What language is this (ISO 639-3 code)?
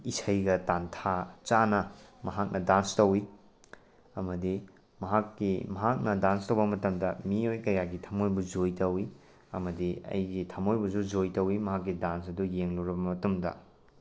mni